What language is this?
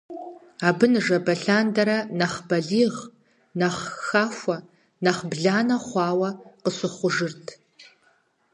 Kabardian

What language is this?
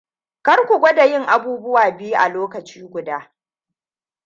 Hausa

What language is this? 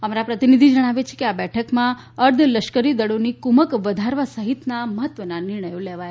Gujarati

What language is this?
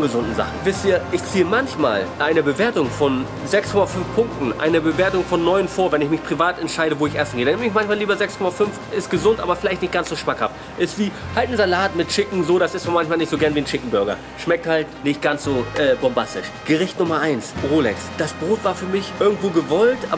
German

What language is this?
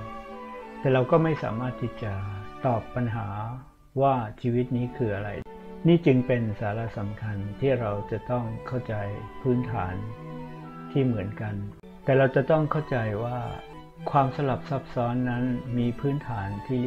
Thai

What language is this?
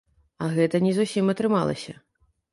Belarusian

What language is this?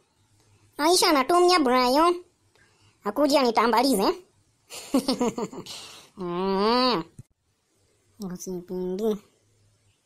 Russian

